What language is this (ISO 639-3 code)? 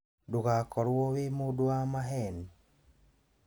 kik